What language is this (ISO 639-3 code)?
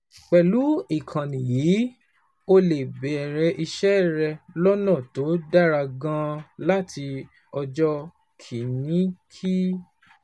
yor